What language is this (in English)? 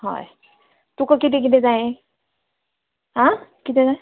Konkani